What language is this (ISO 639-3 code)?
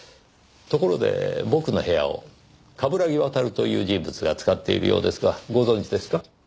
jpn